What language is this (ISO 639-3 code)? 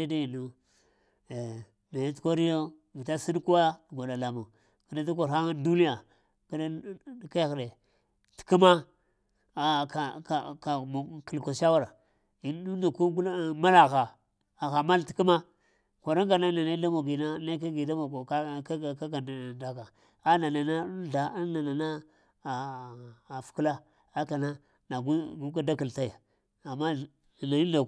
hia